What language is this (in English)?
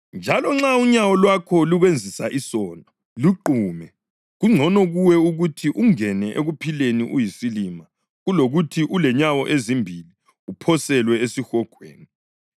North Ndebele